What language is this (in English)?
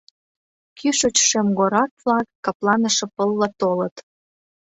Mari